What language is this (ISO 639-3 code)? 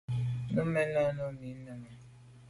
byv